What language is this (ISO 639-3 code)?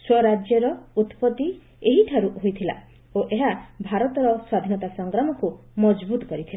ori